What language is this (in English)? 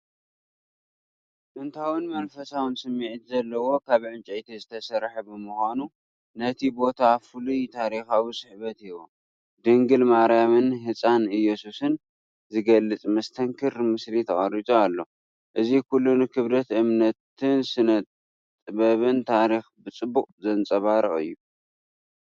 Tigrinya